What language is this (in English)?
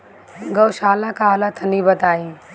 Bhojpuri